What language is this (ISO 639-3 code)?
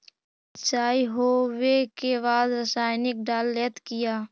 mag